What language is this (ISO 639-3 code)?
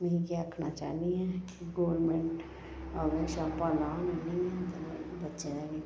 doi